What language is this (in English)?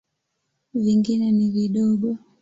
Swahili